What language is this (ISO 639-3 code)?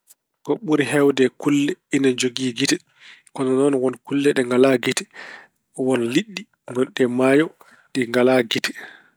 ful